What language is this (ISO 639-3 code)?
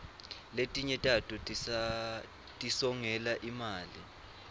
ssw